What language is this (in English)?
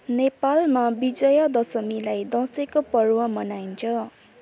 Nepali